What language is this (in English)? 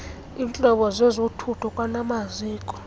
Xhosa